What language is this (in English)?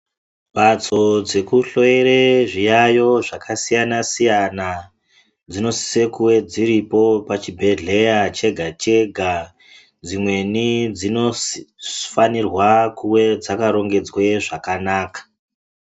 Ndau